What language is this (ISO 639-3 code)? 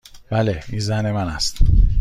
fas